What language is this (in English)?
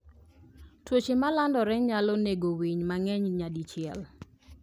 Luo (Kenya and Tanzania)